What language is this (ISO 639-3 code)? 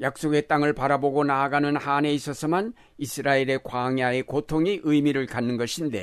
kor